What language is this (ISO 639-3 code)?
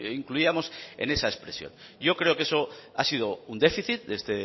spa